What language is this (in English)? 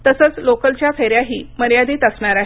Marathi